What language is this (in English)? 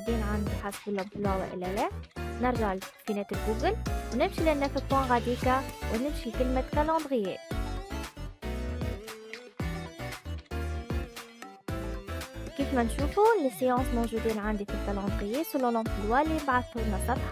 Arabic